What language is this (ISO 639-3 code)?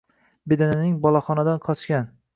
uzb